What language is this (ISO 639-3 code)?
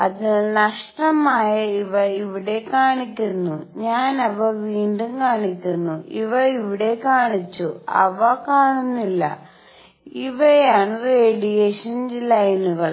mal